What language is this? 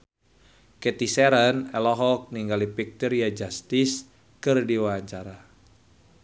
Sundanese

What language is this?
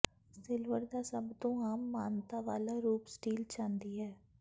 Punjabi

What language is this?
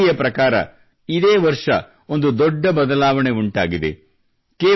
Kannada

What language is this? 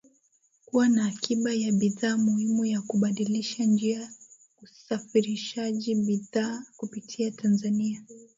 Swahili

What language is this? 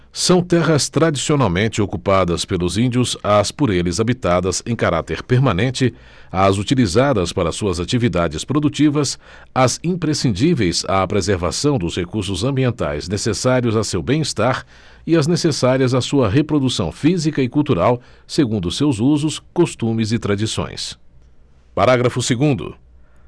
Portuguese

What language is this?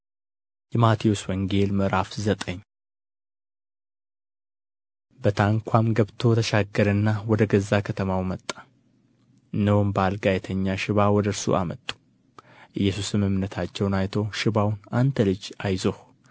Amharic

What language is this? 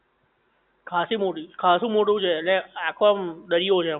Gujarati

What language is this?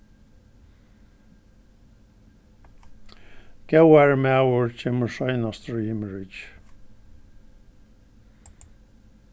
Faroese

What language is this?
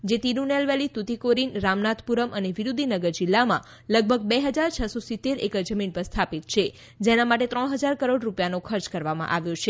Gujarati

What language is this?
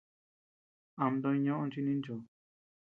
Tepeuxila Cuicatec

